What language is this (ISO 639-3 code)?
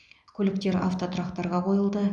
kaz